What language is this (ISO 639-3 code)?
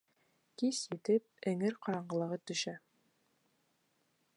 bak